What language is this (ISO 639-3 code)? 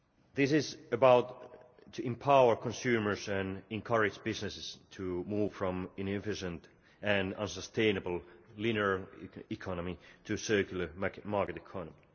eng